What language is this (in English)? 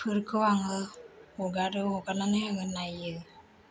Bodo